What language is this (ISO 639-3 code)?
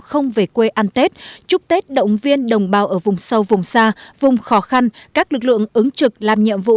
vie